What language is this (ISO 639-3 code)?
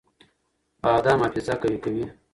pus